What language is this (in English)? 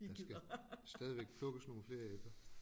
Danish